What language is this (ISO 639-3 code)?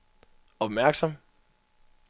dan